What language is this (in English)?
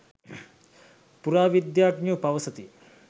Sinhala